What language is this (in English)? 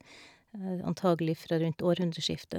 Norwegian